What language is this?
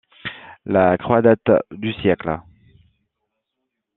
French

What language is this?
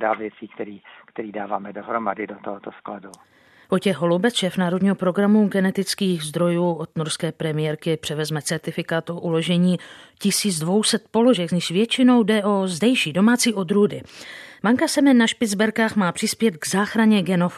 Czech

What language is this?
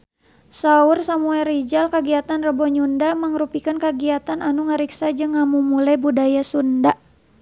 Sundanese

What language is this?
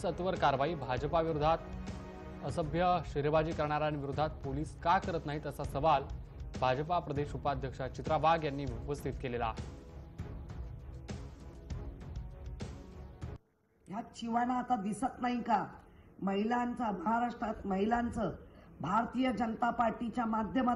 Hindi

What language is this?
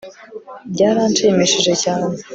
Kinyarwanda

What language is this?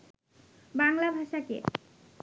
Bangla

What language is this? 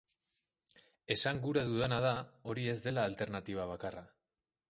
Basque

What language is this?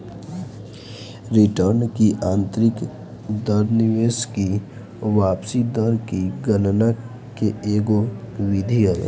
Bhojpuri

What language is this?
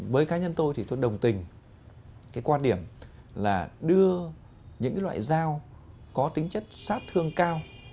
Vietnamese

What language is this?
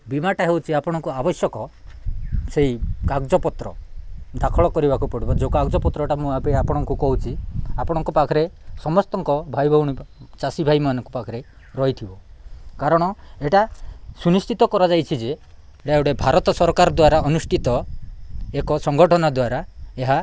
Odia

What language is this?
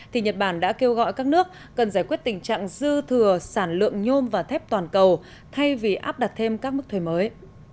Vietnamese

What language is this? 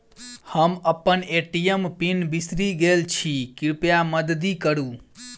Maithili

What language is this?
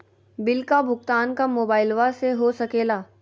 Magahi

